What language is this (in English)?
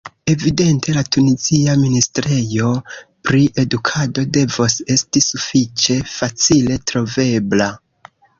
Esperanto